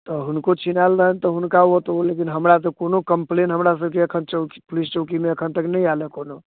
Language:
Maithili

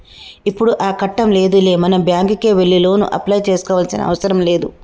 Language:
Telugu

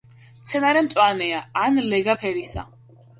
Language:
Georgian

